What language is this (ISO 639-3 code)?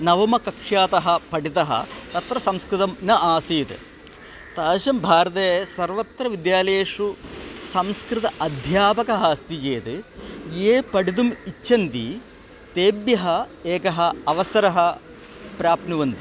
san